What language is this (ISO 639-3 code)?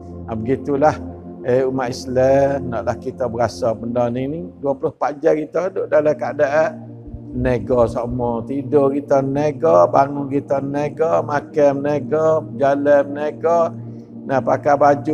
msa